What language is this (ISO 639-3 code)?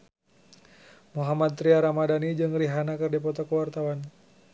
sun